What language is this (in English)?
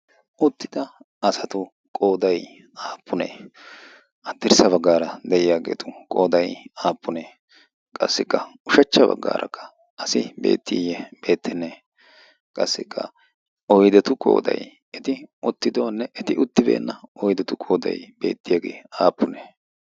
Wolaytta